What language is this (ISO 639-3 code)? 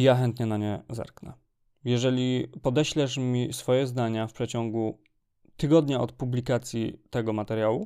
pol